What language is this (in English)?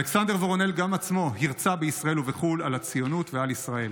Hebrew